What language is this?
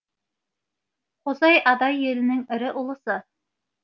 Kazakh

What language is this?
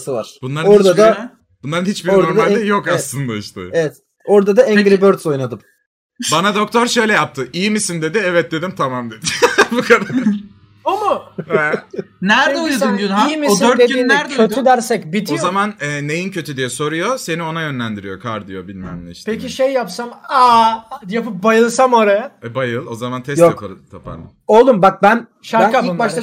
Turkish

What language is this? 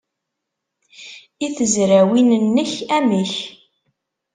Kabyle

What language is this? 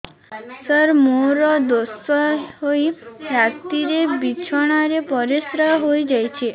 Odia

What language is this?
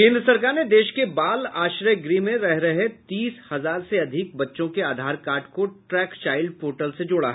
Hindi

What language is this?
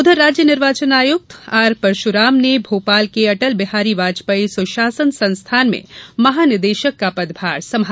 Hindi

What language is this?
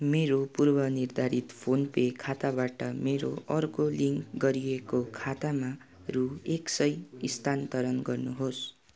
Nepali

